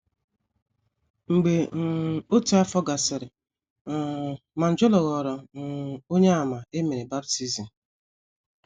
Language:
Igbo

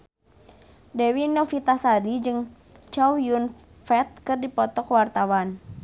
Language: Sundanese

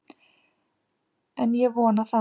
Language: Icelandic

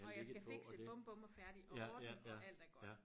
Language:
Danish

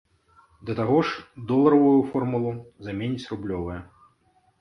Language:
Belarusian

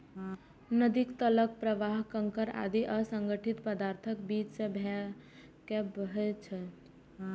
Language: Maithili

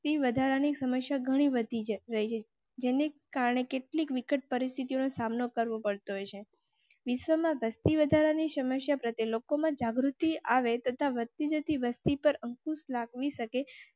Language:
Gujarati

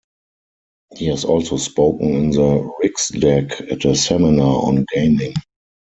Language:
English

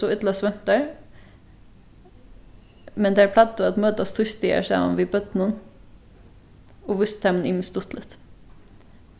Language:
Faroese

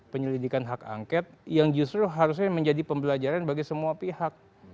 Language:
Indonesian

